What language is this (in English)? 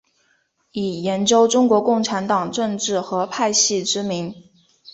Chinese